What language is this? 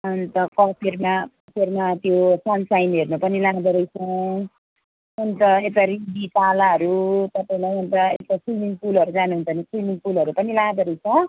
Nepali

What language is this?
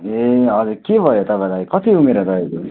Nepali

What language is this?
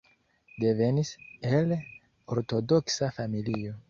Esperanto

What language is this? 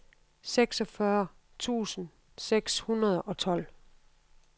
Danish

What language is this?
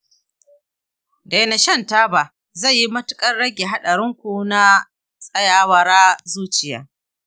Hausa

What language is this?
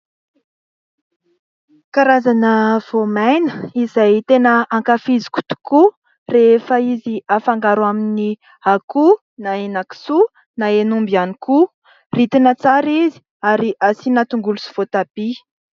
Malagasy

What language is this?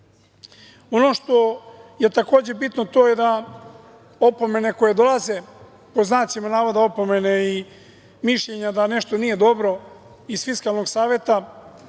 Serbian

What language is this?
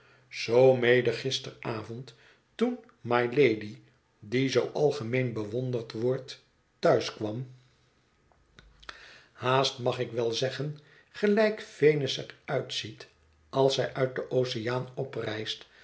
Dutch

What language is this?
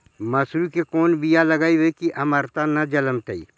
Magahi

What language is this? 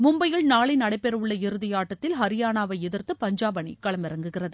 Tamil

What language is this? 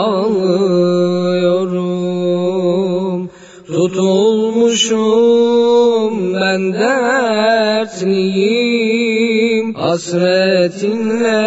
Turkish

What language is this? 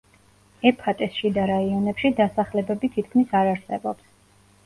Georgian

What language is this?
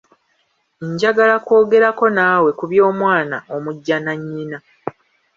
Ganda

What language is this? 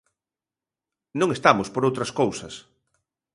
Galician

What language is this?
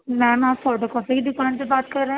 Urdu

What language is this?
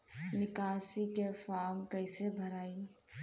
Bhojpuri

